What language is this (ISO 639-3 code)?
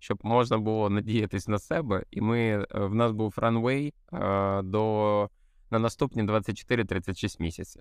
ukr